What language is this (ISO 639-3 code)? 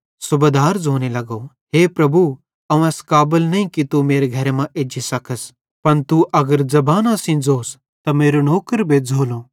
bhd